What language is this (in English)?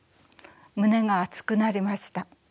Japanese